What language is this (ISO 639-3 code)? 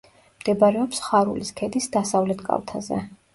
kat